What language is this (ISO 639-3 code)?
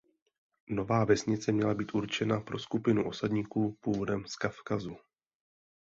ces